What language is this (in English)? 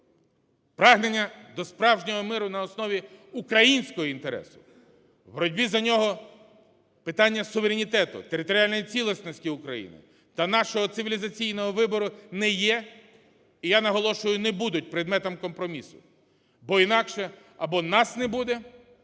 Ukrainian